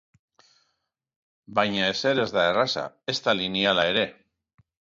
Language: Basque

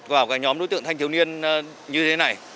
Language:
Vietnamese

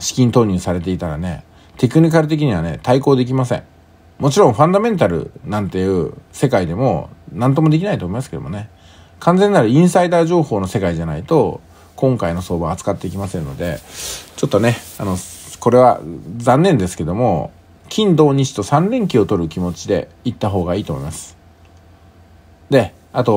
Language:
Japanese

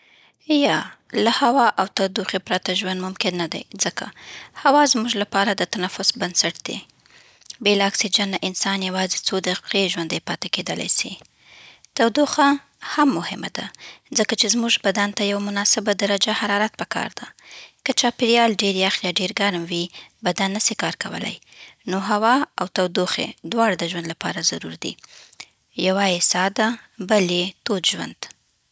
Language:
Southern Pashto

